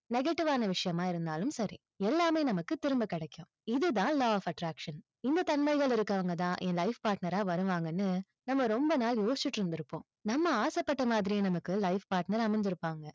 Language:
Tamil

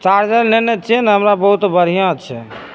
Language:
Maithili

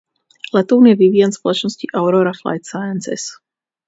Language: Czech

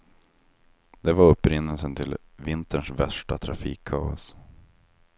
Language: Swedish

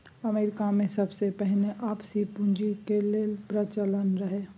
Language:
Maithili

